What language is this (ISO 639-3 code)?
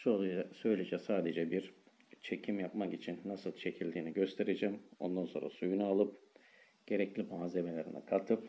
tur